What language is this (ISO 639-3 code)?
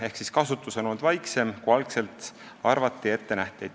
est